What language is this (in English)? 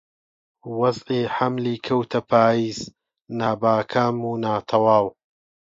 Central Kurdish